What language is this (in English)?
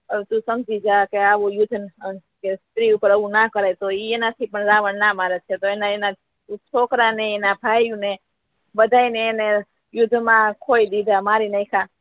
Gujarati